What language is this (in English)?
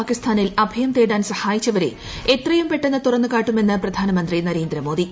Malayalam